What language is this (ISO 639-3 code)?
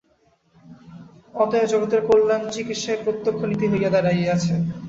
ben